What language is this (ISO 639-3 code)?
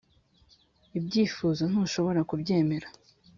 kin